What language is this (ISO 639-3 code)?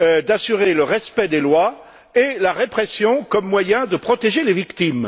fra